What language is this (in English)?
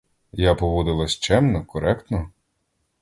Ukrainian